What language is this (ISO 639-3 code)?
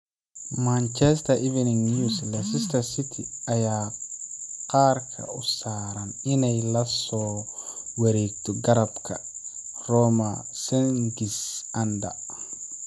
som